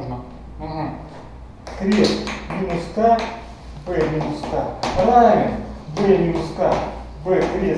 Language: Russian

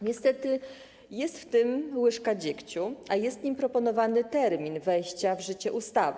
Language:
Polish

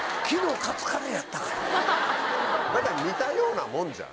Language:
Japanese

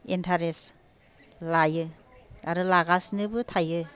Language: Bodo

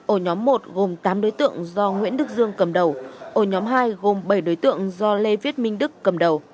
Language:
Vietnamese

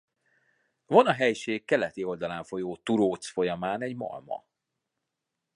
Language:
Hungarian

